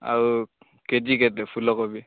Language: Odia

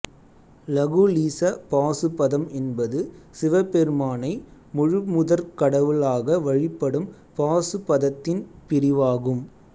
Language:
Tamil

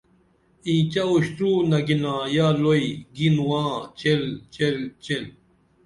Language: Dameli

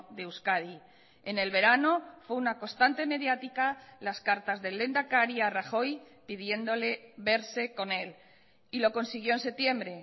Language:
Spanish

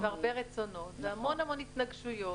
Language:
Hebrew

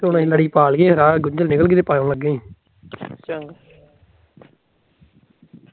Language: Punjabi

